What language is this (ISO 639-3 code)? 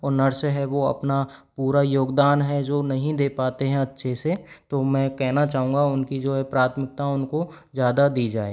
hin